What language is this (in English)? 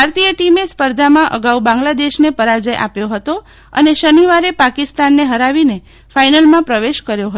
Gujarati